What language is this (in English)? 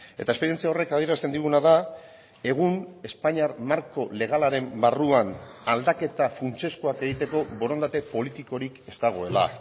Basque